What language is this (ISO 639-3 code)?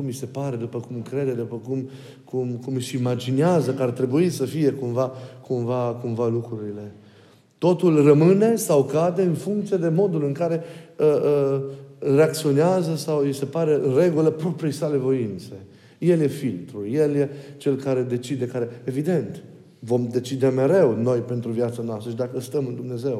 ron